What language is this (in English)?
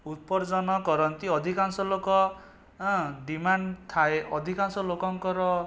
Odia